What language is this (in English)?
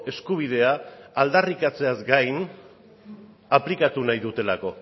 Basque